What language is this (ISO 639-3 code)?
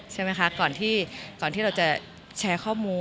tha